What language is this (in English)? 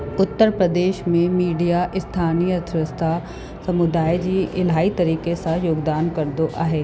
Sindhi